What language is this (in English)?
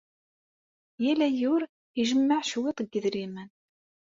Kabyle